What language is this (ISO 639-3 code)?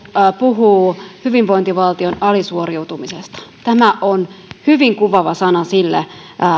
fin